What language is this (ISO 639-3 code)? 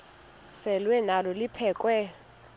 xho